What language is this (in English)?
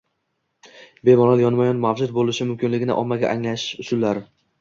Uzbek